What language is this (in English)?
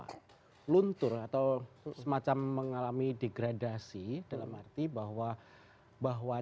Indonesian